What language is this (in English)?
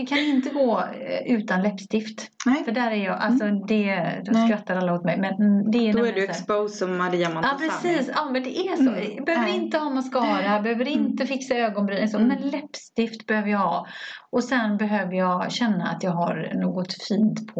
Swedish